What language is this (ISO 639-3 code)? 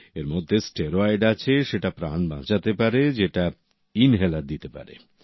ben